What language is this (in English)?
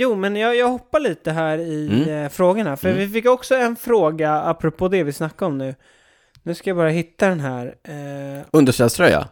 Swedish